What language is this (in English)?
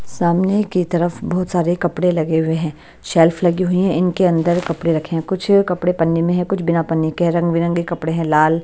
Hindi